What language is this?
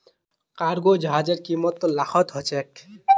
Magahi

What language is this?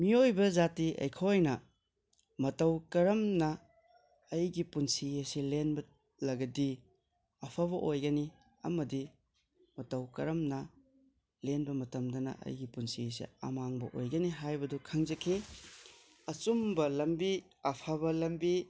Manipuri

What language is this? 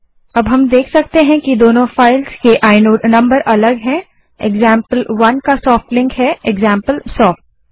Hindi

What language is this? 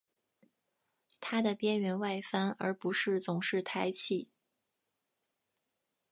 Chinese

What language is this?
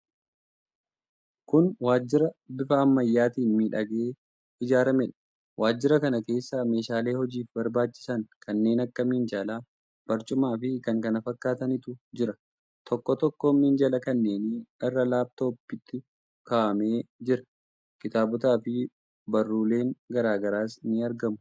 Oromo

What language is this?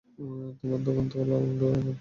Bangla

